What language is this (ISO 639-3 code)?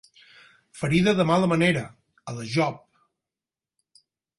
cat